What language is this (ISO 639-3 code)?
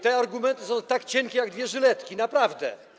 pol